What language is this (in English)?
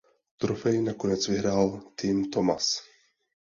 Czech